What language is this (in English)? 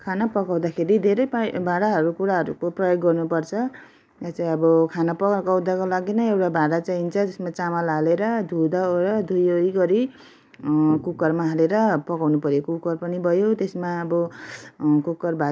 Nepali